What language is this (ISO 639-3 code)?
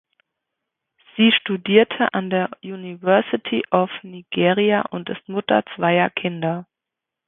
deu